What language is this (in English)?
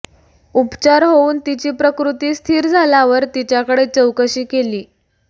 Marathi